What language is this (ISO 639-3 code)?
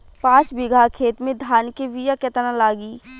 bho